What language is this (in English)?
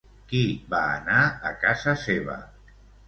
Catalan